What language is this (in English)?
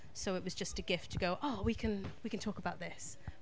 English